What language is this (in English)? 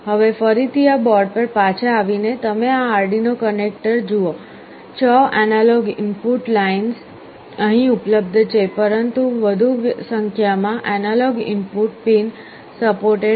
Gujarati